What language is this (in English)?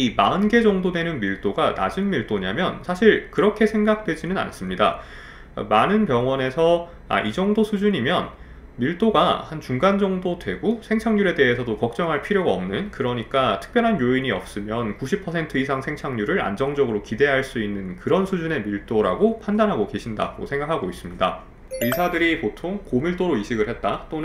Korean